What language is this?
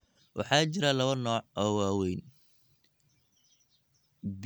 Somali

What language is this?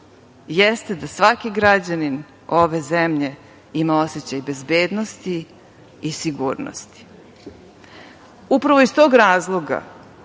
Serbian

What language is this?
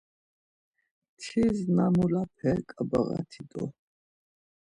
Laz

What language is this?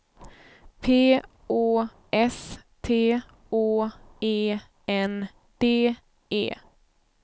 Swedish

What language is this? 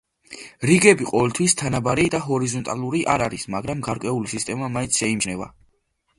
Georgian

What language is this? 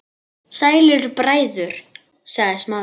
Icelandic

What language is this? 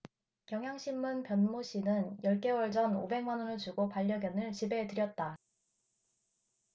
Korean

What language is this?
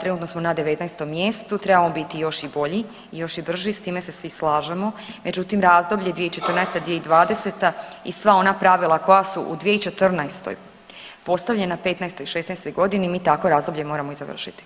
Croatian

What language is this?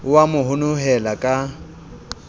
Southern Sotho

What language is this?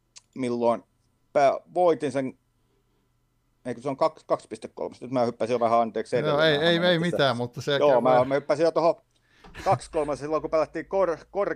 Finnish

